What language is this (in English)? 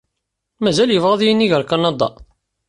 Kabyle